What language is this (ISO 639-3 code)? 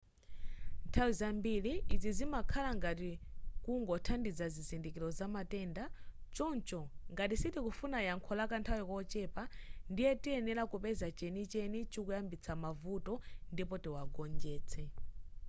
nya